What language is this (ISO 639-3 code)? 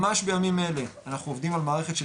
heb